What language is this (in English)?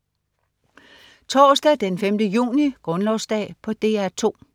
Danish